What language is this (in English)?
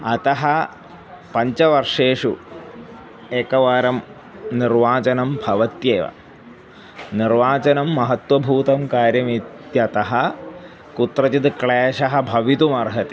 Sanskrit